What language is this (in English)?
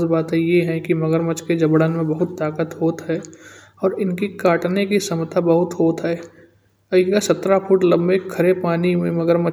Kanauji